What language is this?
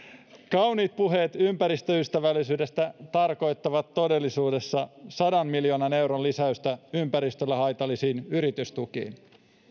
Finnish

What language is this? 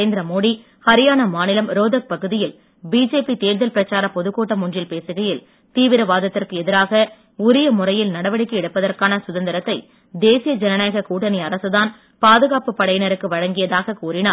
Tamil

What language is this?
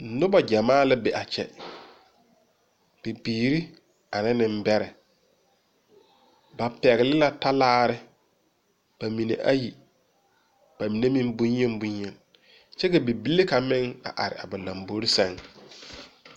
Southern Dagaare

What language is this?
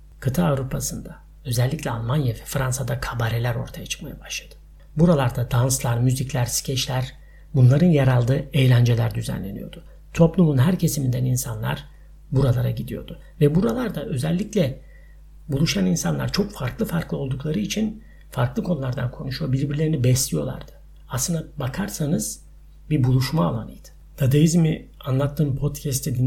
Turkish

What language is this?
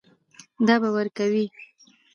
Pashto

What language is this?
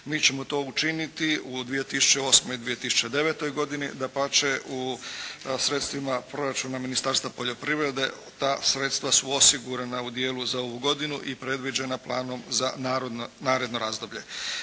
Croatian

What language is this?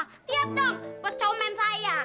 Indonesian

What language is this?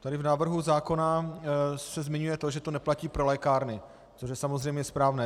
Czech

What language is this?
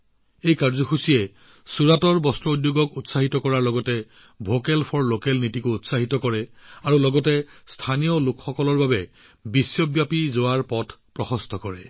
Assamese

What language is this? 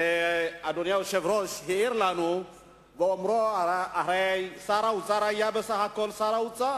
Hebrew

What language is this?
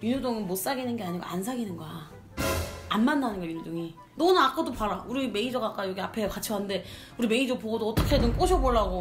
Korean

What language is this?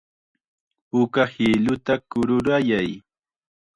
Chiquián Ancash Quechua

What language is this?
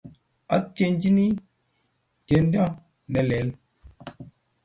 Kalenjin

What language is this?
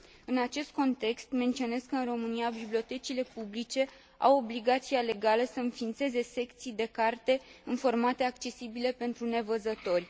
Romanian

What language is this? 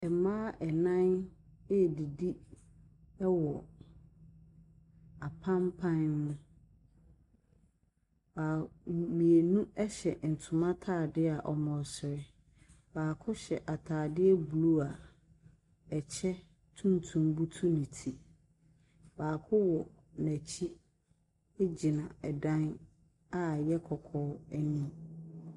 Akan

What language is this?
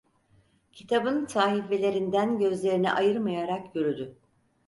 Turkish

